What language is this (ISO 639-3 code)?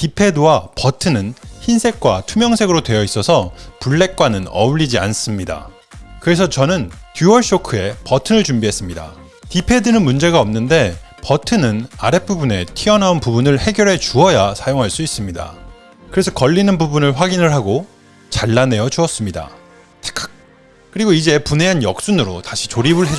kor